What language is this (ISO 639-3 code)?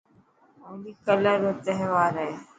mki